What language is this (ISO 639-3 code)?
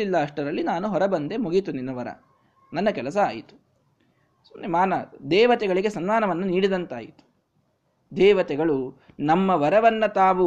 kan